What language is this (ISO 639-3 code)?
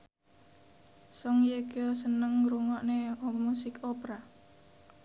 jav